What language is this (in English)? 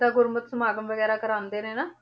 Punjabi